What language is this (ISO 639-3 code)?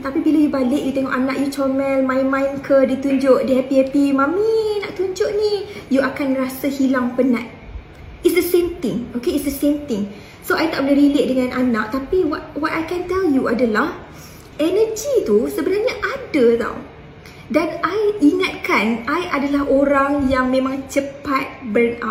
msa